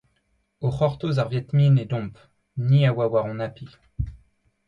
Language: Breton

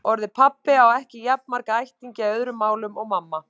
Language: Icelandic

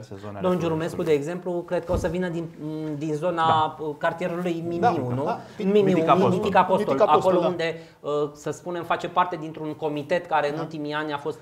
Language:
Romanian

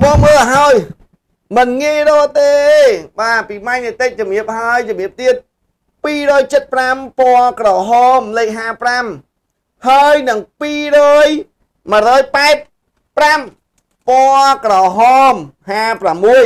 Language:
Vietnamese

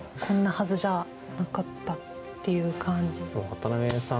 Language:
Japanese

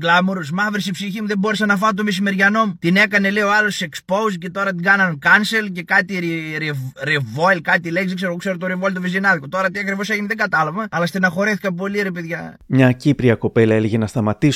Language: Greek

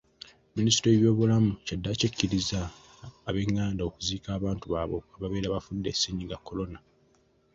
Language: Ganda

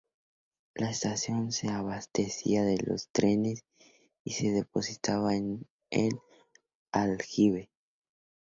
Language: Spanish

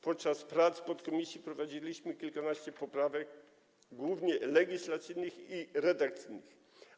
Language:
Polish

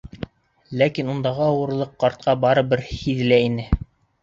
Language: Bashkir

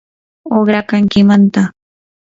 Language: Yanahuanca Pasco Quechua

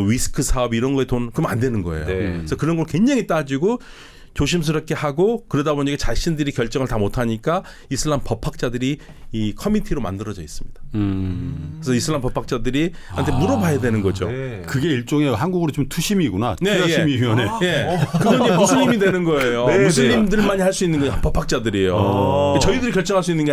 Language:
Korean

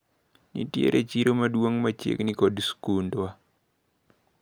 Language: Luo (Kenya and Tanzania)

